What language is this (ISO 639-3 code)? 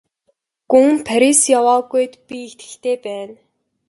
mon